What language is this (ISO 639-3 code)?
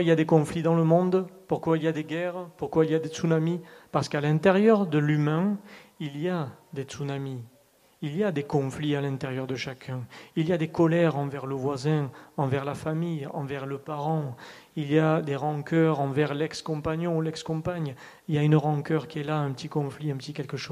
fra